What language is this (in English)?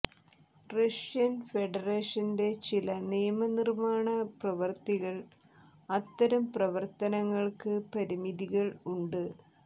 Malayalam